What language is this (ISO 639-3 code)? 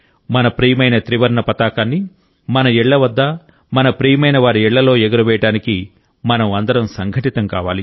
tel